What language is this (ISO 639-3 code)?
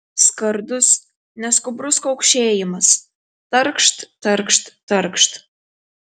lit